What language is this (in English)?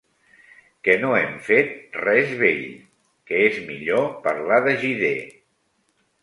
Catalan